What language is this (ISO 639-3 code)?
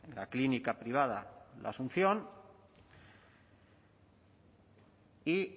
spa